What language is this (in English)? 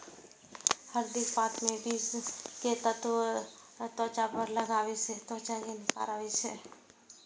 Maithili